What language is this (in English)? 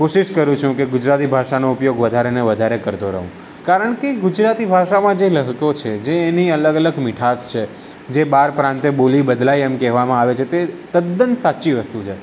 Gujarati